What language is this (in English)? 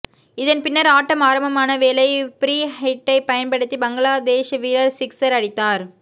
Tamil